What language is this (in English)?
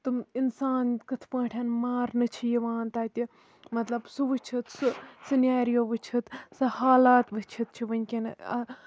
Kashmiri